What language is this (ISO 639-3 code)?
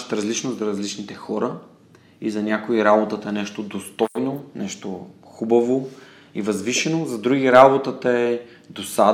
bul